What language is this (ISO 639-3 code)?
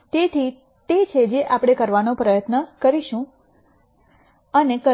guj